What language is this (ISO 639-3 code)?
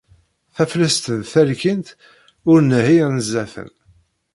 kab